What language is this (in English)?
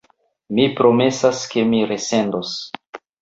Esperanto